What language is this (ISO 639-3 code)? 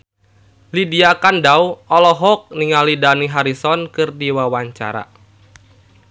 sun